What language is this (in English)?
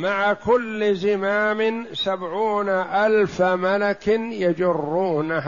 Arabic